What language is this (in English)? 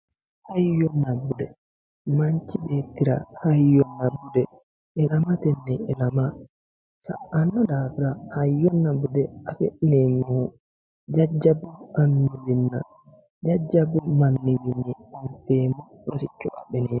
Sidamo